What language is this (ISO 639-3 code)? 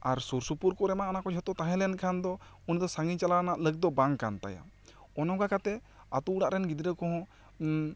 sat